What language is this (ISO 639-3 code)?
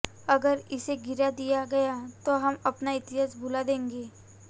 hin